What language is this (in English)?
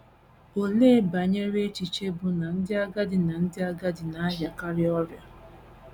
Igbo